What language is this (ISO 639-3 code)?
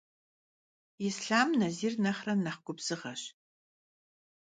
kbd